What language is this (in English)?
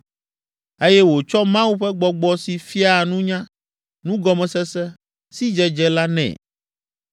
Ewe